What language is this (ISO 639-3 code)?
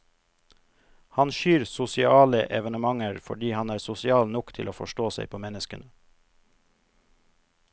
nor